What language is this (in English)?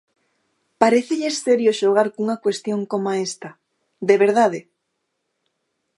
Galician